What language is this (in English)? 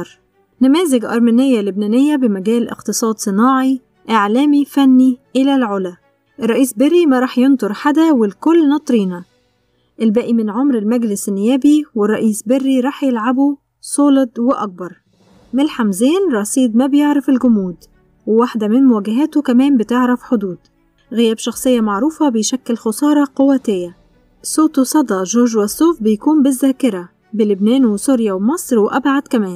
Arabic